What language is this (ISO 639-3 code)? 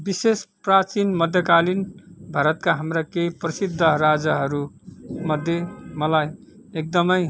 nep